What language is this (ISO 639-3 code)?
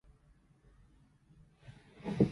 yue